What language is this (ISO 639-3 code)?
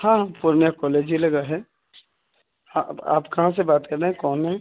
urd